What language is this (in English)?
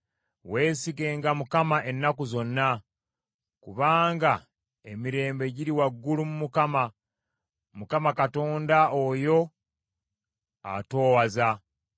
Ganda